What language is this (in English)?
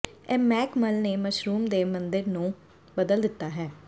Punjabi